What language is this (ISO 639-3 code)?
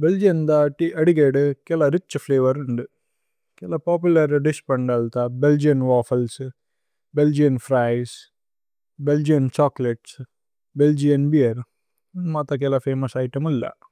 tcy